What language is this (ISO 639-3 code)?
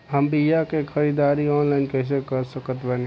bho